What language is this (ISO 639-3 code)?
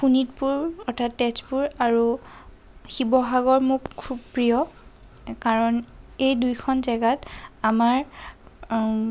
asm